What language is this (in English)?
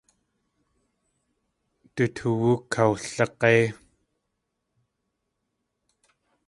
Tlingit